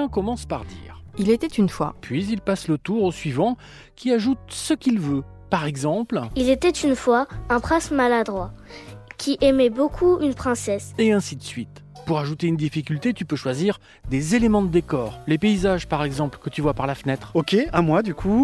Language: French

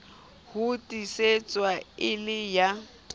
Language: Southern Sotho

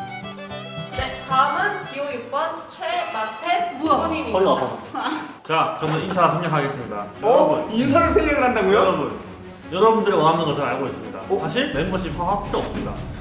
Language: Korean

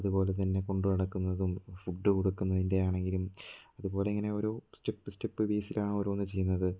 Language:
Malayalam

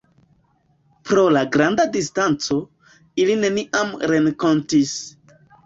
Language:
Esperanto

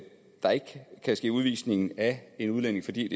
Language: Danish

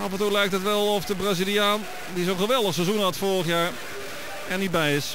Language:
Dutch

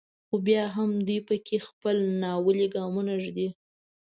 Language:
Pashto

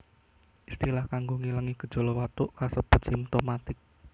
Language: Javanese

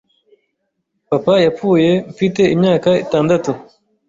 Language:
Kinyarwanda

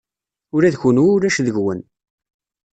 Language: Kabyle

